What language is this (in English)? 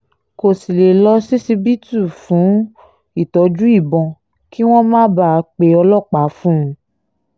Yoruba